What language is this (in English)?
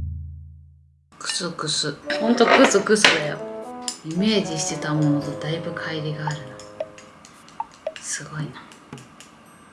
Japanese